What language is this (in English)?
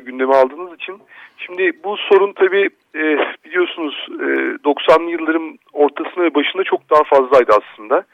Turkish